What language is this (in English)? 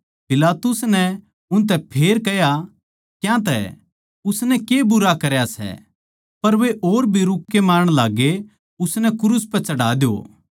Haryanvi